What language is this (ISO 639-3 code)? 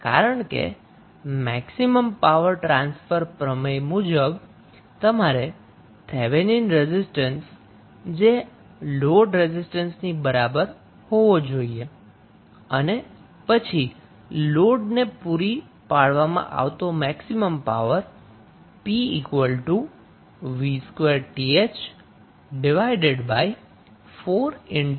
guj